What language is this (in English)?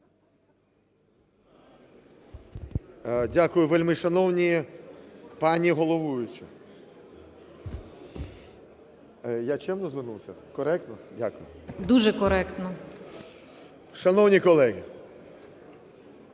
Ukrainian